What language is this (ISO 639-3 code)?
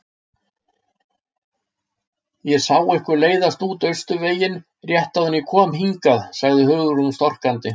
isl